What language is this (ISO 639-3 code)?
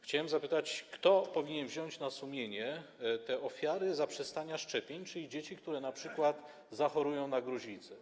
pol